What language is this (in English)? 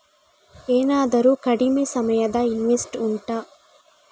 Kannada